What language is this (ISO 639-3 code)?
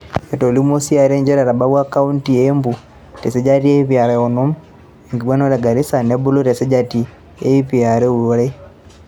mas